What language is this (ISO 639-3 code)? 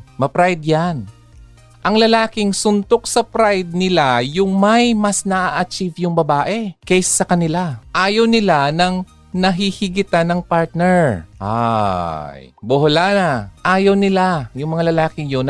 fil